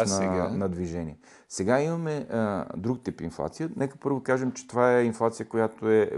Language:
Bulgarian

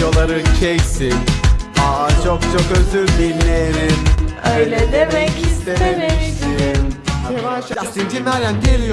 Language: Turkish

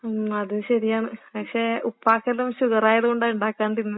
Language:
Malayalam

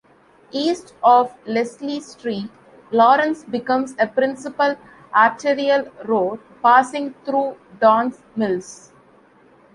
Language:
English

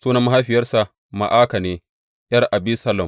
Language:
Hausa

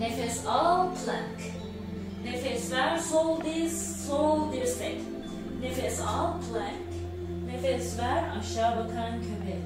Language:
Turkish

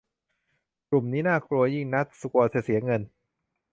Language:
Thai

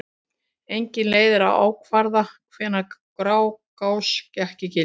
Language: Icelandic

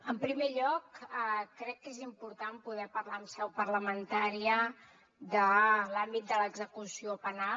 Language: Catalan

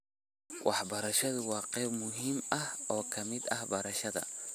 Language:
Somali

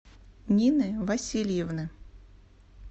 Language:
Russian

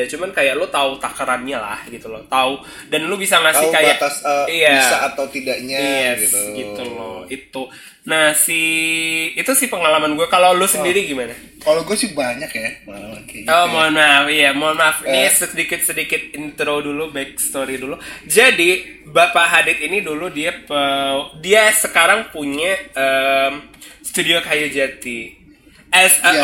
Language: Indonesian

